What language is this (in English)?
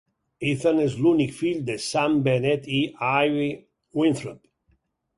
Catalan